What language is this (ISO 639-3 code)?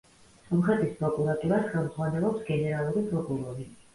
kat